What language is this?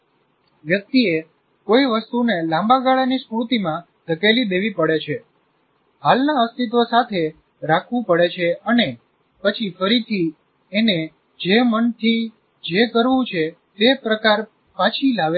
Gujarati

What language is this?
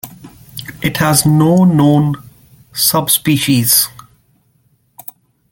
English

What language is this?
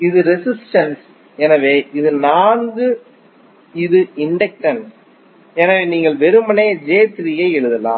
Tamil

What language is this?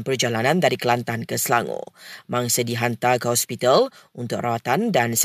Malay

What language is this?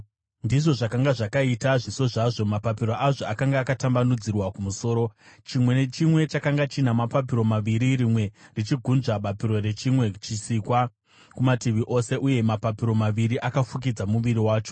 Shona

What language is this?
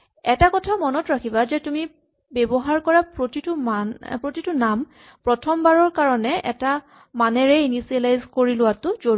Assamese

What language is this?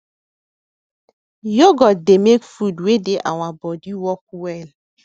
Nigerian Pidgin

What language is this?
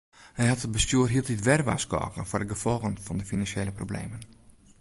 Western Frisian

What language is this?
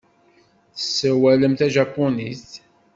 Kabyle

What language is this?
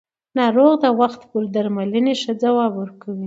Pashto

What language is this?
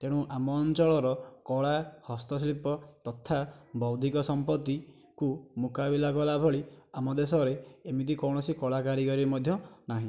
Odia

